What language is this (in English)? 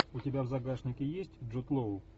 Russian